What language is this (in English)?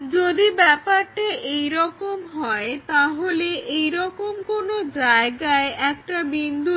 Bangla